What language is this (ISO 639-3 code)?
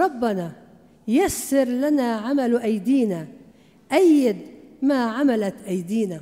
ara